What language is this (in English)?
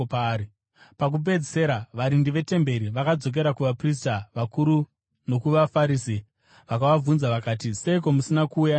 Shona